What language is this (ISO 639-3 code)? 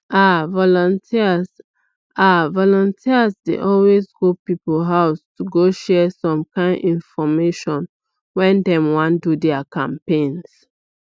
pcm